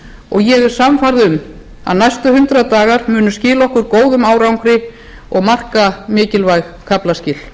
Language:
Icelandic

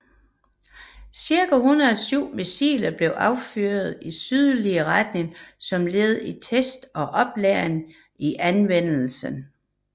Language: Danish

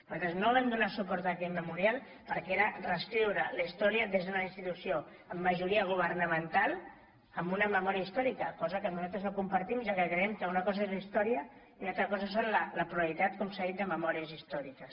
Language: Catalan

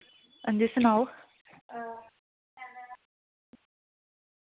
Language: Dogri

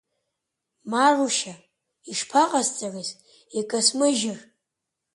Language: Abkhazian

